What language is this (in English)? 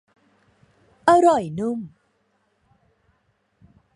Thai